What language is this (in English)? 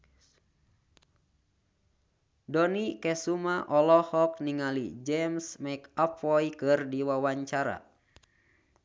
Sundanese